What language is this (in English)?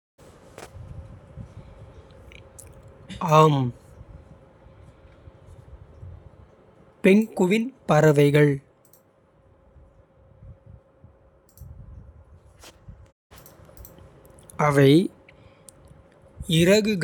Kota (India)